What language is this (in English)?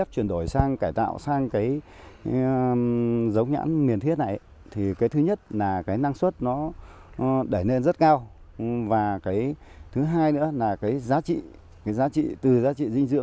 Vietnamese